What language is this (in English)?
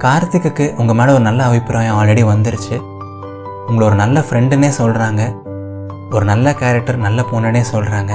Tamil